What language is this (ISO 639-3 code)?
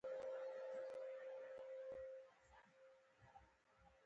pus